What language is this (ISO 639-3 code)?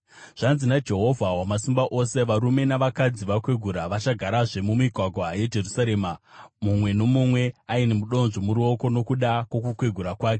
sna